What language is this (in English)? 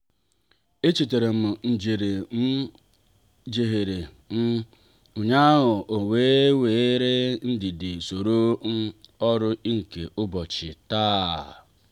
Igbo